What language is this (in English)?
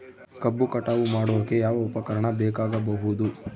Kannada